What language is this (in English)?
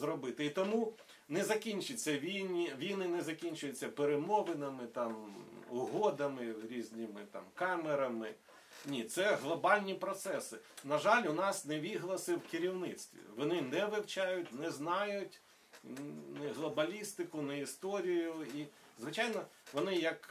Ukrainian